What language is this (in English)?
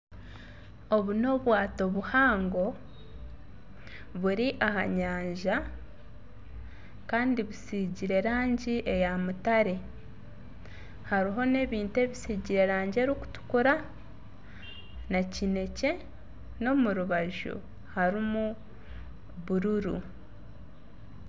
Nyankole